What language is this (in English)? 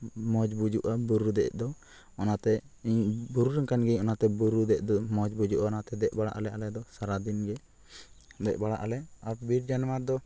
Santali